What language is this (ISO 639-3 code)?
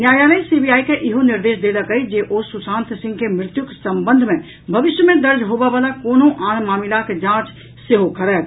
mai